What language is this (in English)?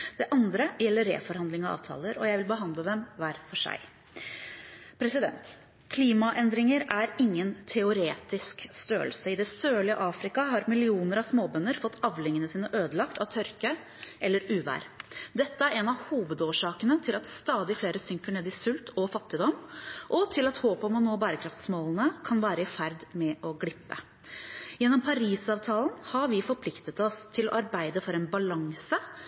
Norwegian Bokmål